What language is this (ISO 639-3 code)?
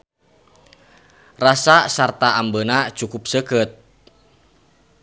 sun